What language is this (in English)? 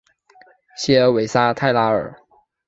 Chinese